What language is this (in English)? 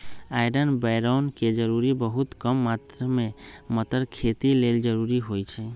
Magahi